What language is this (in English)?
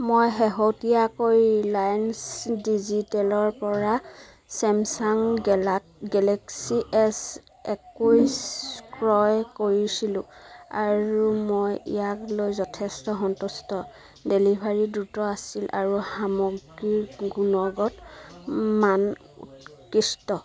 Assamese